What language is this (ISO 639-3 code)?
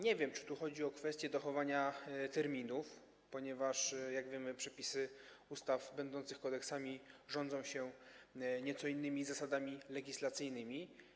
pol